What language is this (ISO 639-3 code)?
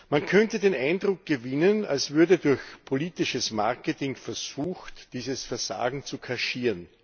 deu